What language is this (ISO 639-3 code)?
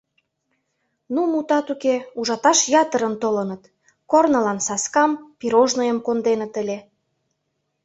chm